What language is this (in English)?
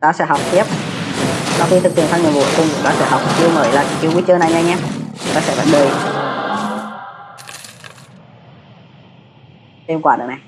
Vietnamese